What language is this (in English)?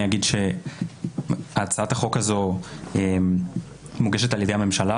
Hebrew